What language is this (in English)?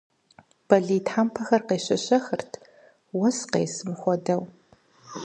Kabardian